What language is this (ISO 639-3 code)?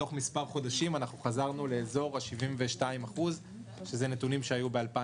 heb